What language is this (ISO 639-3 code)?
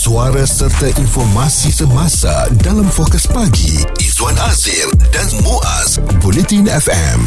msa